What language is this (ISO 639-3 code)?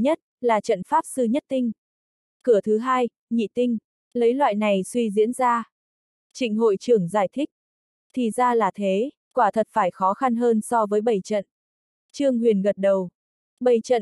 vie